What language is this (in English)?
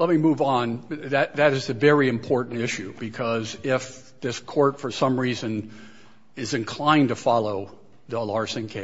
English